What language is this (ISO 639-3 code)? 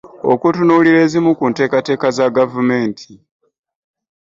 lug